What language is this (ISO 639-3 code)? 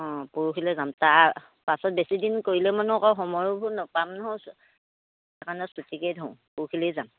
asm